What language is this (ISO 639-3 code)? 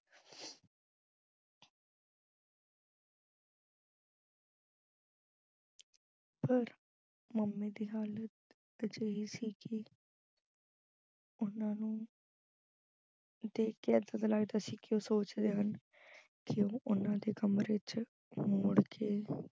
pan